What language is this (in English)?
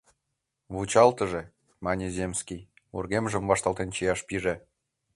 Mari